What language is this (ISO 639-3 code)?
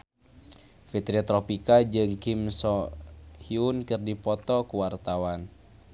sun